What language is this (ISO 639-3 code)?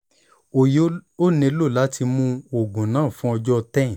yor